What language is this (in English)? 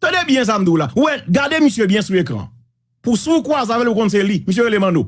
French